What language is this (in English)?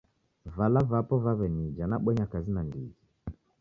Taita